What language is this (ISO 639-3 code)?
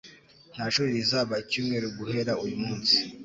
kin